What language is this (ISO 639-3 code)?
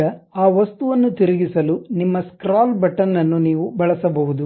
kan